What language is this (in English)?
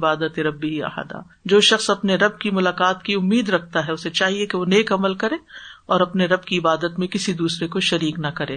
Urdu